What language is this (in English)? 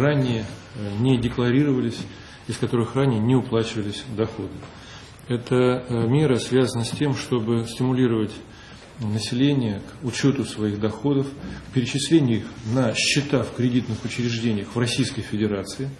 Russian